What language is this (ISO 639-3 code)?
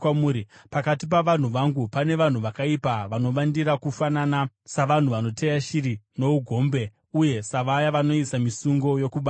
sna